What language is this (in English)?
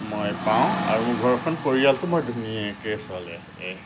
Assamese